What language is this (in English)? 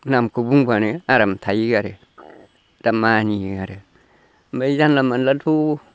Bodo